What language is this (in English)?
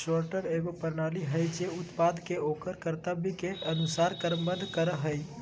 Magahi